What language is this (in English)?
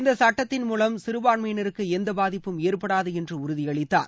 Tamil